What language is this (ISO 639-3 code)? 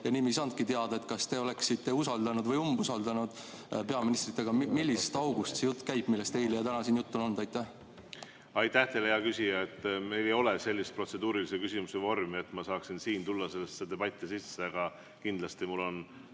est